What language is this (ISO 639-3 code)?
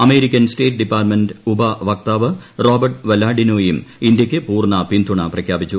mal